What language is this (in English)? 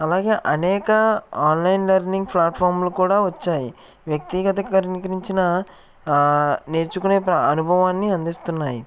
Telugu